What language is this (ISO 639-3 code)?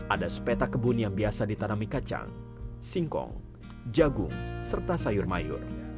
ind